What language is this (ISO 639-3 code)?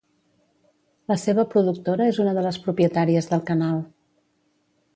cat